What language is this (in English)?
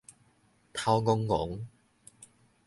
Min Nan Chinese